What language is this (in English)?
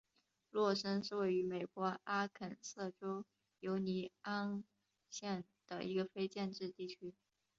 Chinese